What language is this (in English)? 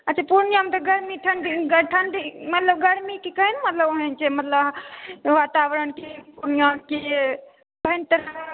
Maithili